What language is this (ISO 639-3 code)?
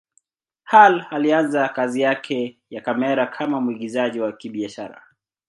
swa